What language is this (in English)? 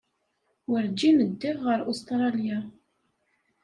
Kabyle